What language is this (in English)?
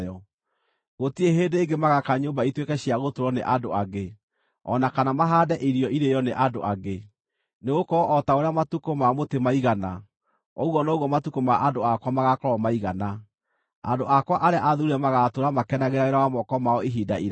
Kikuyu